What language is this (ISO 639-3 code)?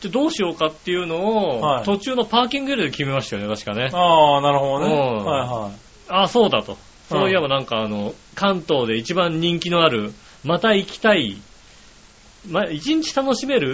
jpn